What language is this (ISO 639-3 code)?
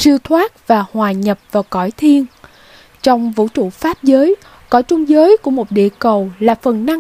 vie